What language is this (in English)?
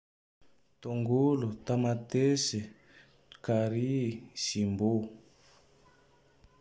Tandroy-Mahafaly Malagasy